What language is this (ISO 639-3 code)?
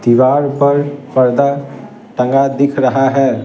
hin